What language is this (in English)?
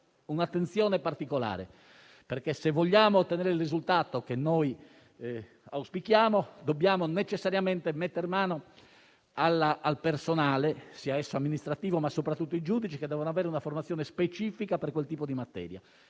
Italian